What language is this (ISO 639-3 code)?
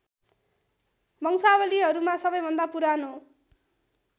nep